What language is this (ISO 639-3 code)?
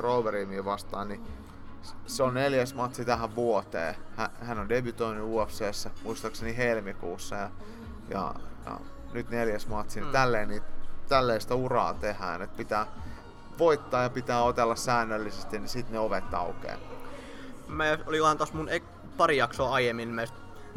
fin